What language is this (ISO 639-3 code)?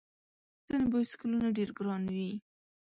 pus